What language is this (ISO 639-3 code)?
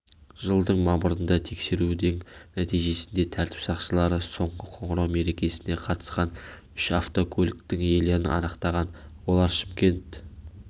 kaz